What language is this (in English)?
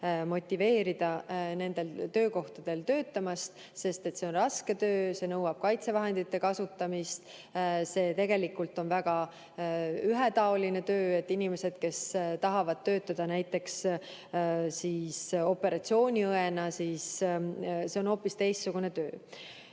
Estonian